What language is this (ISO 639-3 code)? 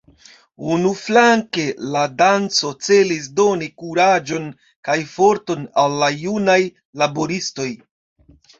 epo